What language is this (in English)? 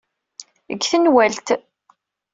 Kabyle